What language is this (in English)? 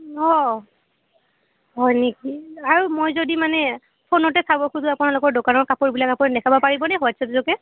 Assamese